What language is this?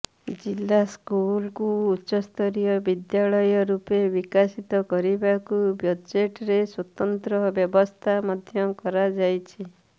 Odia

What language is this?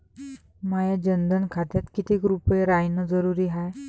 Marathi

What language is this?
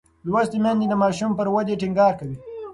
Pashto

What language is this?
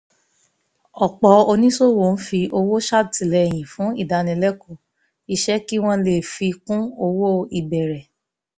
Yoruba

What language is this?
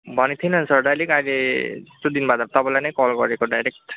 Nepali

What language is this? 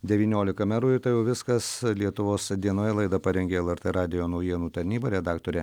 Lithuanian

